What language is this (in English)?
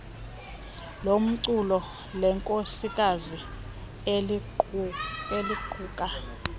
Xhosa